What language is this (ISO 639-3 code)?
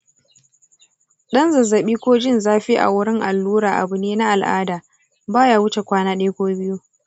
hau